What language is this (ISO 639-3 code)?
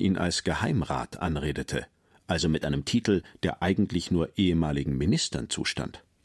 deu